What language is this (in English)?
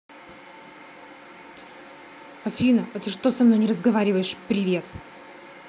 Russian